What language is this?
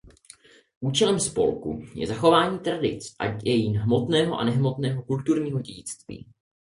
Czech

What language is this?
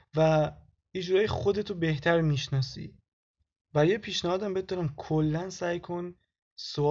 Persian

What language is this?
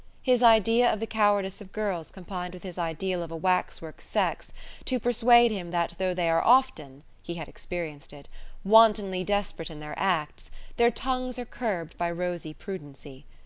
English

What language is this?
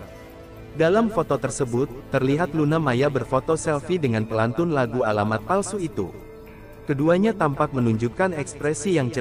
Indonesian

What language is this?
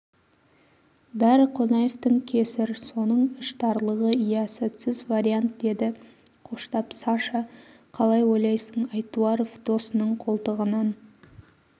Kazakh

